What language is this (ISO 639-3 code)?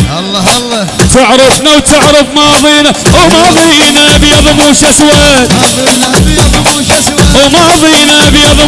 ara